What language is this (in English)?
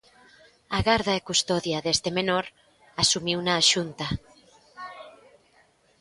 Galician